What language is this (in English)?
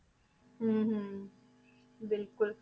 Punjabi